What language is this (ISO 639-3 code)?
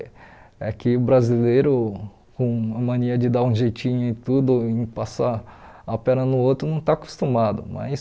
por